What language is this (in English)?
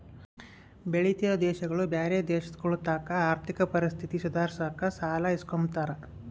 Kannada